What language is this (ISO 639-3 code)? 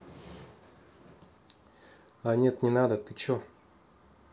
rus